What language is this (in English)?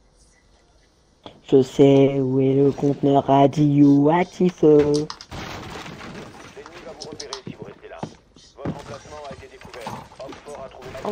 French